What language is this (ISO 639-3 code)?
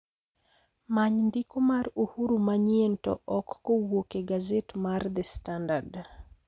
luo